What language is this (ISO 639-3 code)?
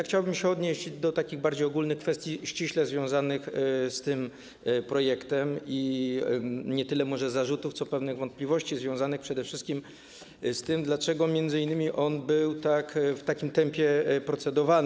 pol